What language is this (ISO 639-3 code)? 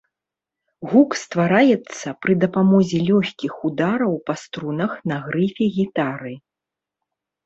bel